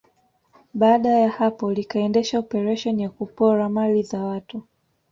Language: Swahili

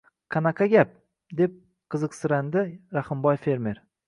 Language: Uzbek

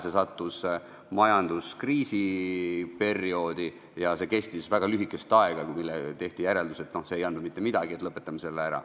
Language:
Estonian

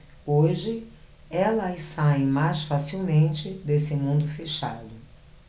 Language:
Portuguese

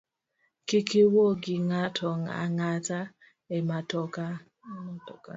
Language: Luo (Kenya and Tanzania)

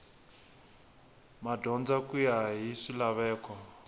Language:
Tsonga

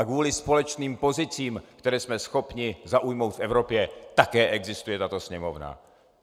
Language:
Czech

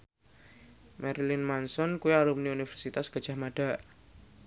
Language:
Javanese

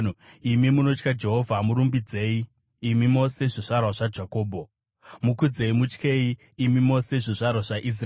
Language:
Shona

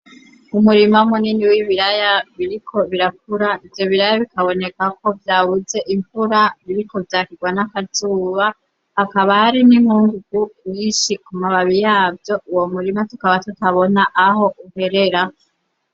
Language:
Rundi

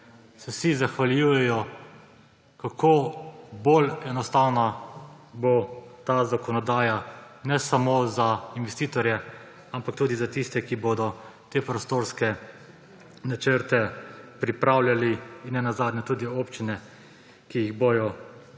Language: Slovenian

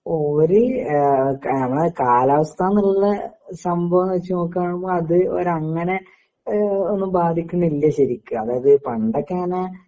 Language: Malayalam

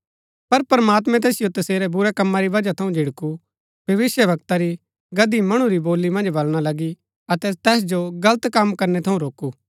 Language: Gaddi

